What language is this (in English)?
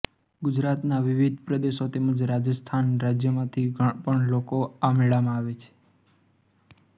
Gujarati